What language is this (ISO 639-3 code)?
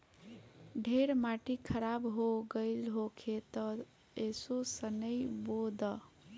bho